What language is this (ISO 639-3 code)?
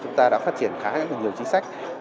vie